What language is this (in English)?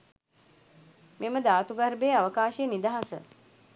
Sinhala